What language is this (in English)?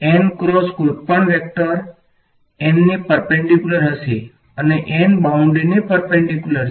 Gujarati